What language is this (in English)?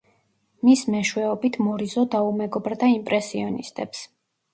Georgian